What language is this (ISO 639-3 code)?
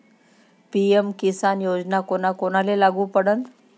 mar